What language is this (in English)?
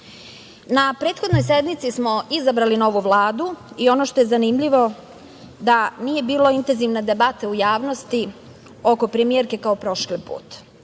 Serbian